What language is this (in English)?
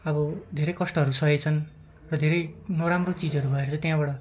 Nepali